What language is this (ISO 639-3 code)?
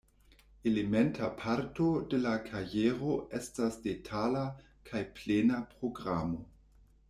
epo